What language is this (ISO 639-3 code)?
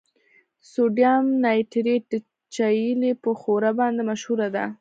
pus